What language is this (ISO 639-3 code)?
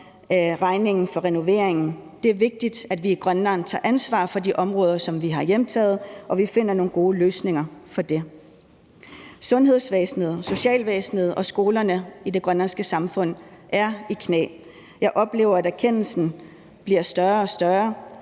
dan